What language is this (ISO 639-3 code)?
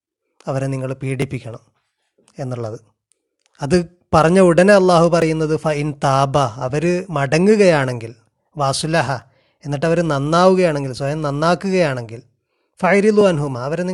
mal